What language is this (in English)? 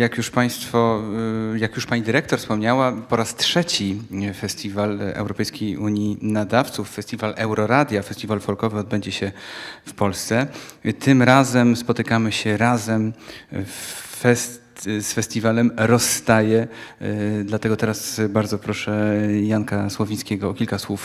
Polish